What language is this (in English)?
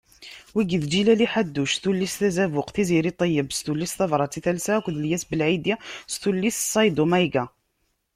Kabyle